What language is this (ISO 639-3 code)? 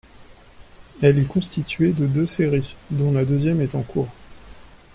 fra